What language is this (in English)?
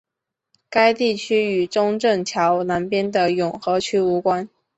Chinese